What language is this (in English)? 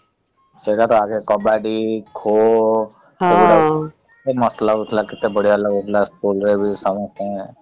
Odia